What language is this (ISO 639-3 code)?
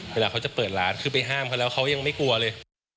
tha